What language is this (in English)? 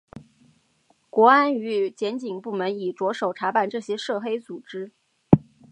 Chinese